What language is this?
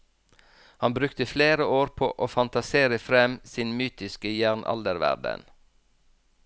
Norwegian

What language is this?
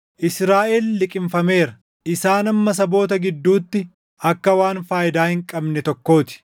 Oromo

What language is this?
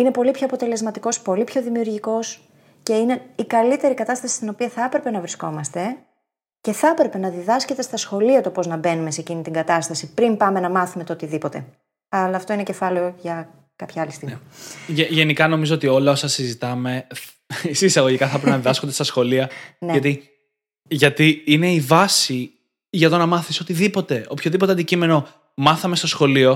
Greek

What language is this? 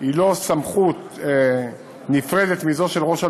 Hebrew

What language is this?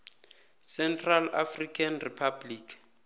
South Ndebele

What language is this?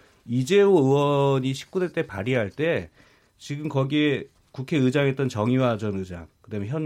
Korean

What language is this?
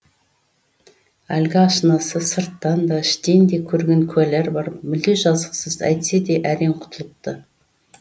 Kazakh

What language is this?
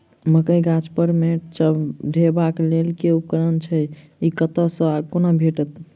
Maithili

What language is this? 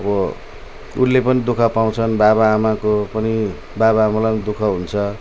Nepali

